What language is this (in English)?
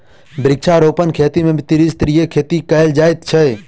Maithili